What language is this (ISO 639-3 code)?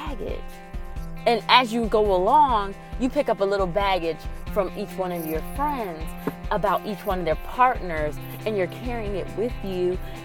eng